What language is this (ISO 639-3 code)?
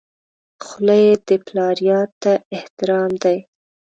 pus